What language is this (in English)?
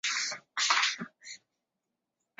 Chinese